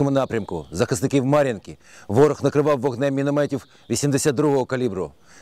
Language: Ukrainian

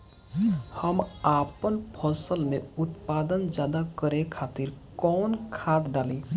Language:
Bhojpuri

